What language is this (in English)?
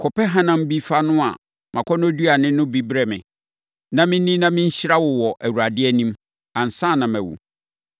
Akan